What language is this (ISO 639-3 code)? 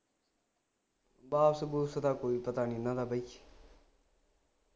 pan